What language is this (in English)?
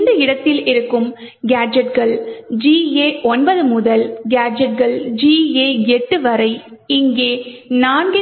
Tamil